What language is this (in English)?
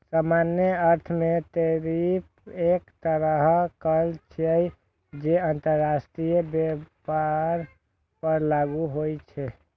Maithili